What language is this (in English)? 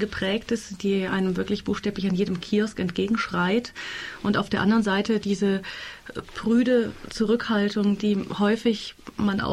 German